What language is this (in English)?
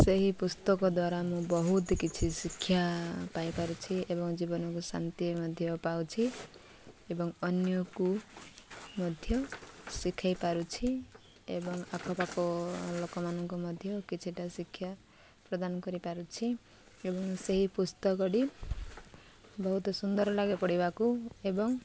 Odia